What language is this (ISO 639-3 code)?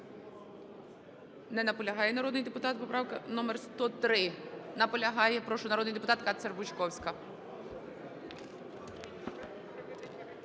ukr